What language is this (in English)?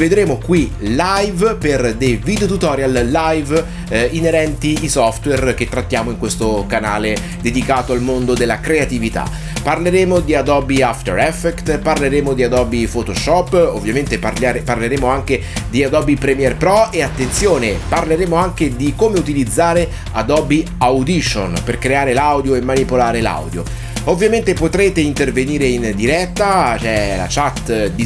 Italian